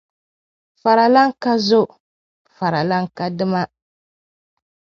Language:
Dagbani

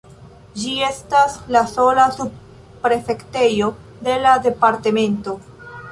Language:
Esperanto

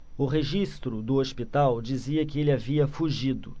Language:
Portuguese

